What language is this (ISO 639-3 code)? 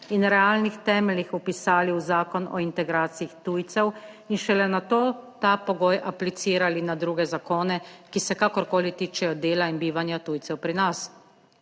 slv